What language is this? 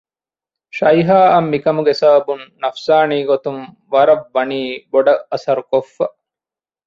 Divehi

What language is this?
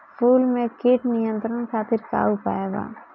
Bhojpuri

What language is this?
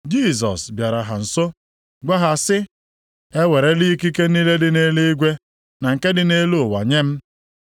Igbo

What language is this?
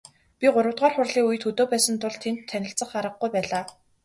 Mongolian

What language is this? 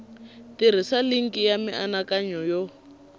Tsonga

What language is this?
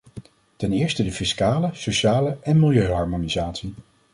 Dutch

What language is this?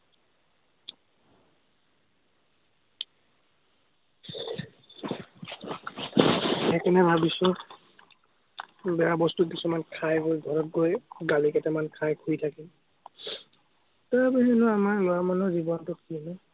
Assamese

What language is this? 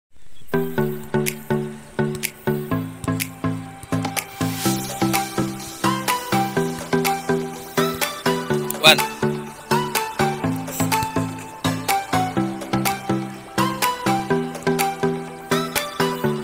Thai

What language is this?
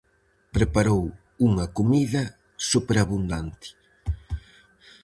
Galician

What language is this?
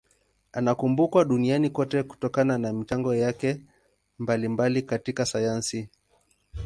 Swahili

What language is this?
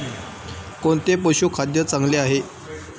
Marathi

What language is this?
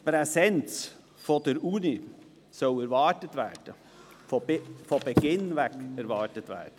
Swiss German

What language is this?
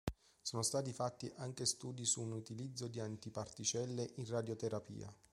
Italian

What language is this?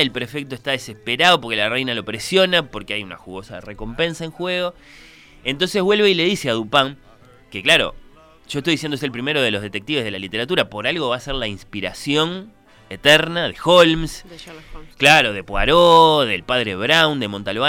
Spanish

